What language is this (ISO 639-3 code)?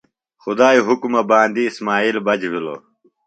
phl